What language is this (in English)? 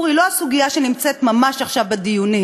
Hebrew